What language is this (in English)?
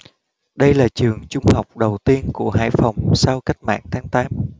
Vietnamese